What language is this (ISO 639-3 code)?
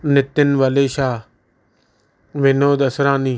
snd